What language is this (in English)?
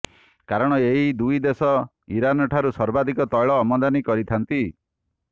Odia